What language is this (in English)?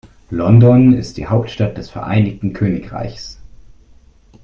German